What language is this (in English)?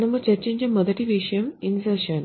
Telugu